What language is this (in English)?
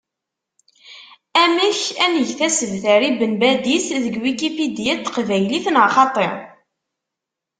Kabyle